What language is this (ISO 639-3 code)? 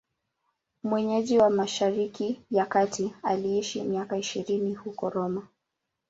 swa